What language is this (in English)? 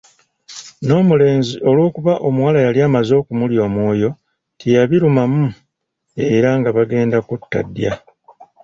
Ganda